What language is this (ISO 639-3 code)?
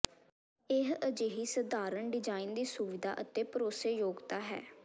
pan